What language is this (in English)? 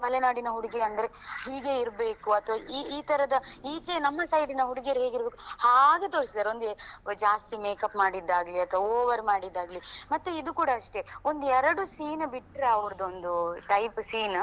Kannada